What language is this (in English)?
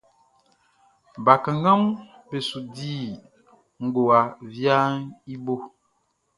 Baoulé